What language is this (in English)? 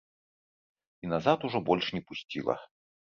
Belarusian